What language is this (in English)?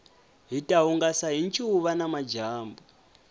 Tsonga